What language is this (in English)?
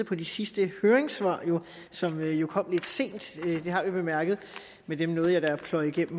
Danish